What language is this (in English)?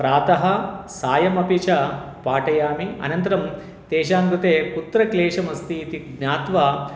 Sanskrit